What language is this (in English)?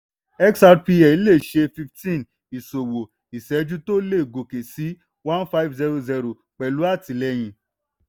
Yoruba